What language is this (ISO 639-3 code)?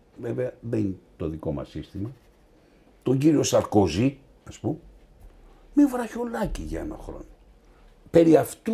ell